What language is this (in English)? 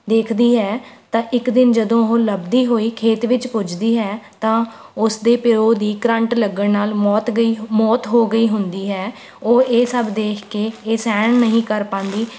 Punjabi